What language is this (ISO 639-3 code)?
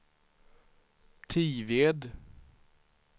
swe